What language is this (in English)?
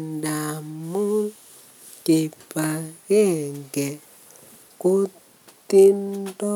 Kalenjin